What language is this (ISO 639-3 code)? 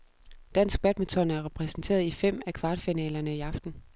dan